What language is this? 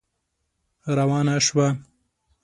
Pashto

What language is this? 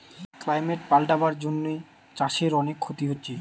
Bangla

